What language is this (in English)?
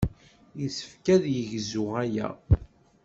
Kabyle